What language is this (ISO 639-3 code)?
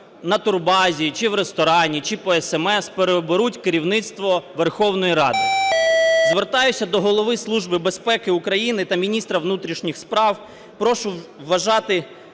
ukr